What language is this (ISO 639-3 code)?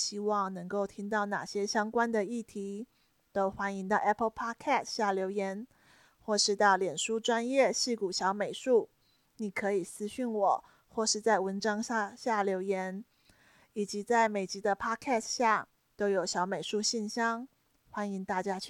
zho